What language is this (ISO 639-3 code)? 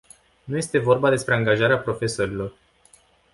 ron